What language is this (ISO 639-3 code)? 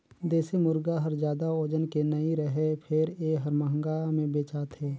hne